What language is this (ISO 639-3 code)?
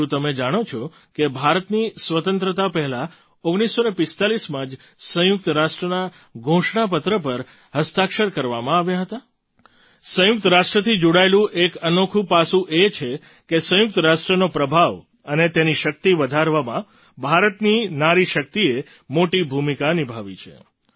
guj